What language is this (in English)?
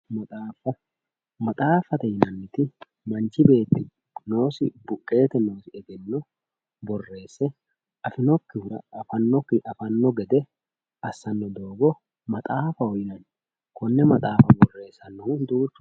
Sidamo